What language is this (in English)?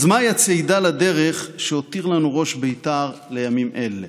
Hebrew